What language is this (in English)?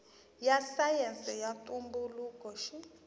Tsonga